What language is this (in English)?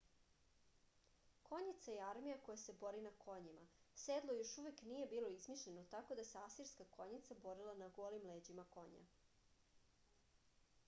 Serbian